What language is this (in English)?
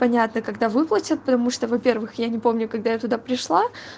Russian